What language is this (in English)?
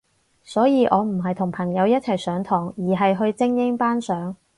Cantonese